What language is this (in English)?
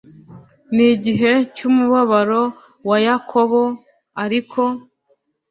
Kinyarwanda